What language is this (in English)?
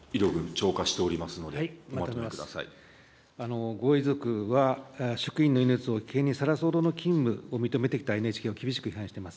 Japanese